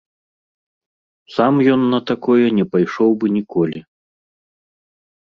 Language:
Belarusian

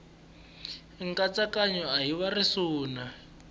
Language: Tsonga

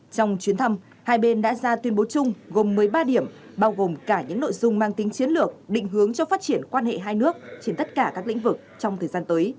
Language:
Vietnamese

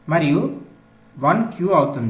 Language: Telugu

